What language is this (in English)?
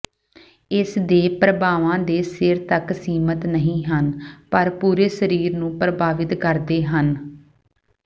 Punjabi